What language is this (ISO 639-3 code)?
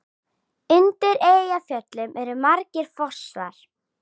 isl